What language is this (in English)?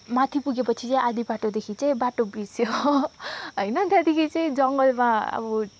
Nepali